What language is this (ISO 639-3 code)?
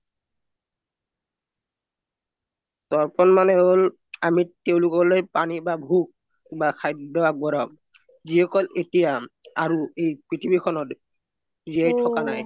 asm